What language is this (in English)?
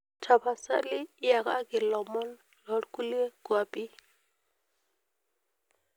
Masai